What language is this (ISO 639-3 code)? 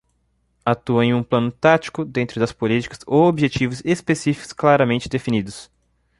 por